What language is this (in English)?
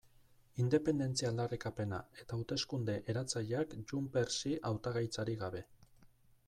Basque